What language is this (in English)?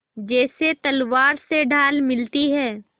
Hindi